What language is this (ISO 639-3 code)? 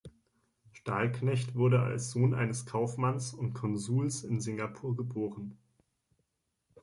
deu